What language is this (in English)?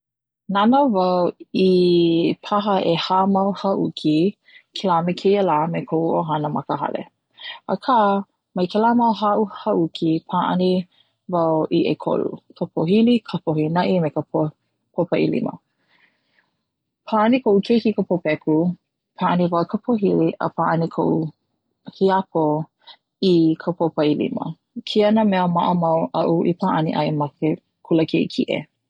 Hawaiian